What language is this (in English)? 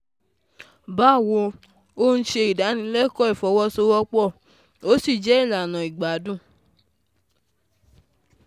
Yoruba